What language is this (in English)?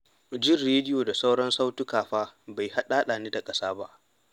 Hausa